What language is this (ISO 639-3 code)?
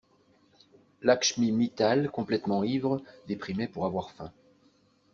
fra